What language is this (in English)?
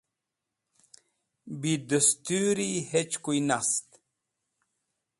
Wakhi